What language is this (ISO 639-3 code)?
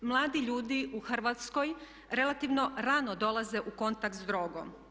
hrv